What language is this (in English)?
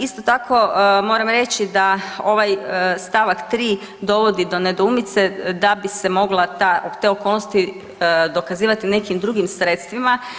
Croatian